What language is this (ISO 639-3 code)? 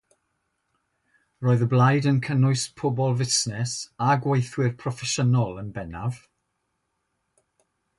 cym